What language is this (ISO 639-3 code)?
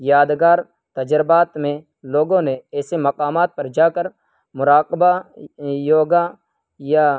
urd